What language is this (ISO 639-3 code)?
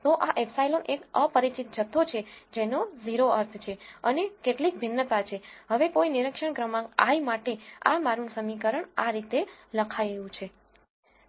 guj